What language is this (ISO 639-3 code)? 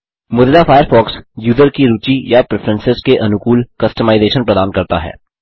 hin